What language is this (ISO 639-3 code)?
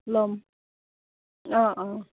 asm